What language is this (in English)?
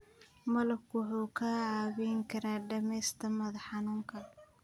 Somali